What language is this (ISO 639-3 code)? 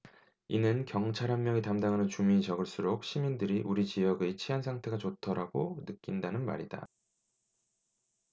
kor